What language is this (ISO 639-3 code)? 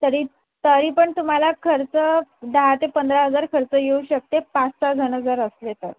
mar